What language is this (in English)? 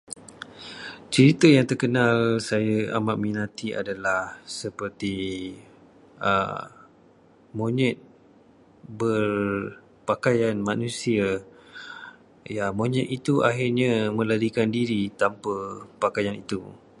Malay